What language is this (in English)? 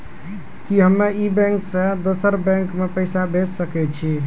Maithili